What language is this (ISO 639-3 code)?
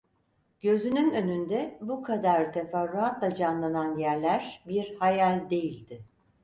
tur